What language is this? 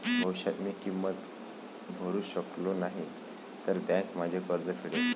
Marathi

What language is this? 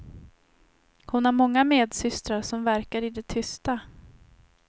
Swedish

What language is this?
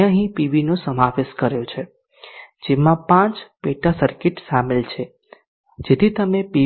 Gujarati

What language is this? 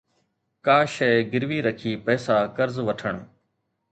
Sindhi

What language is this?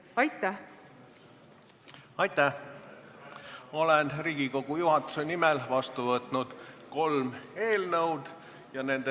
Estonian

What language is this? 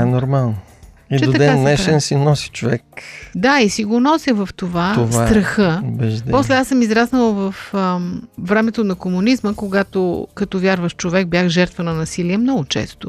Bulgarian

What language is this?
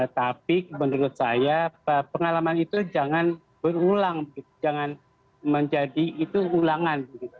Indonesian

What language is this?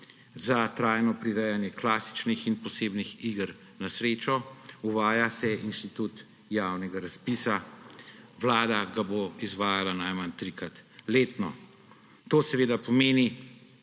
Slovenian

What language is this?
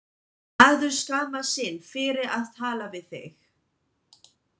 Icelandic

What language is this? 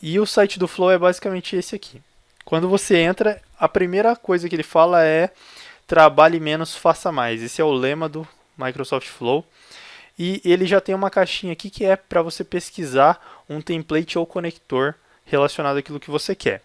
Portuguese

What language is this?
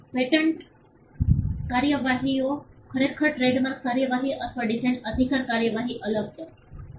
Gujarati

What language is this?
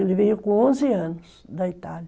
Portuguese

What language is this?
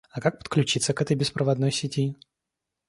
Russian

